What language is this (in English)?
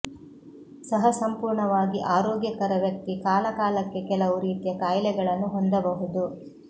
Kannada